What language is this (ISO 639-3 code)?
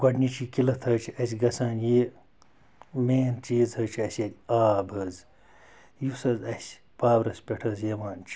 kas